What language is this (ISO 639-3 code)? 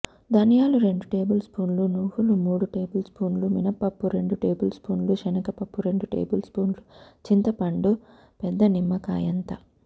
tel